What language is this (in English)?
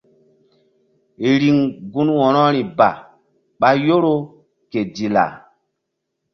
Mbum